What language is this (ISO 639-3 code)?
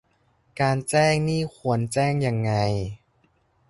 tha